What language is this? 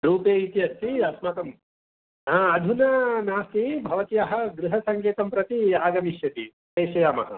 Sanskrit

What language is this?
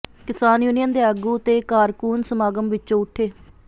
Punjabi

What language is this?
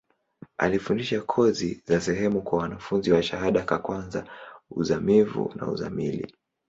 Swahili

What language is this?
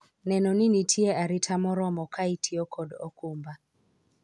Luo (Kenya and Tanzania)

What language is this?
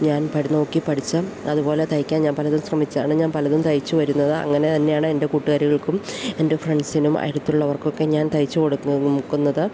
Malayalam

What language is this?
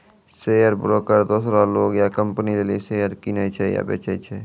Maithili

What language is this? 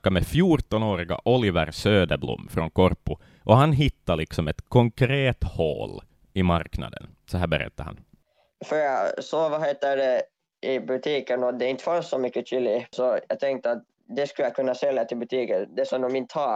Swedish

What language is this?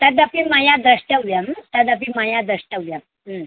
Sanskrit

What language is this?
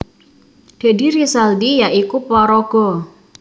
Javanese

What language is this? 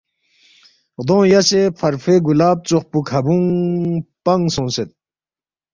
Balti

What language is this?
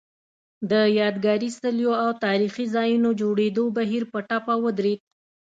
Pashto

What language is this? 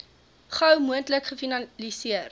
Afrikaans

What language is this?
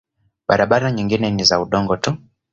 Swahili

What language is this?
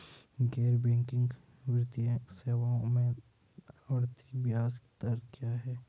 Hindi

